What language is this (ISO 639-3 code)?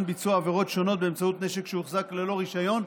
heb